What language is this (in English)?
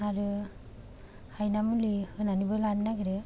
Bodo